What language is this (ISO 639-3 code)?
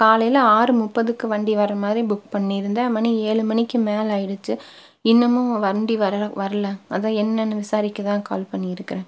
tam